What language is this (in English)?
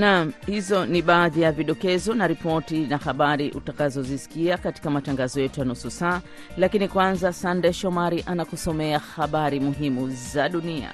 Swahili